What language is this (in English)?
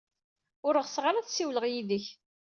Kabyle